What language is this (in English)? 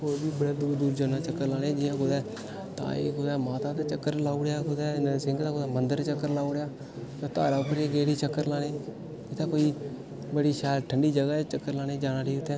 Dogri